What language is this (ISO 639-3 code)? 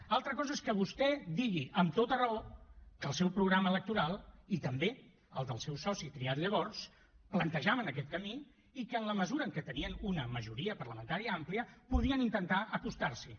cat